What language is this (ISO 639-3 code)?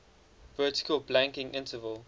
eng